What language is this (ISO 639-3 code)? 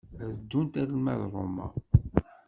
kab